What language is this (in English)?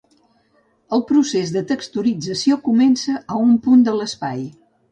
Catalan